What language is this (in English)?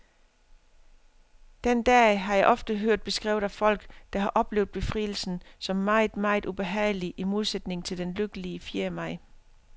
Danish